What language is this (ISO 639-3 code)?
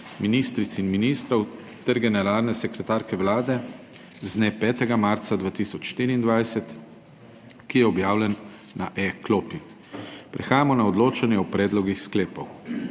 slv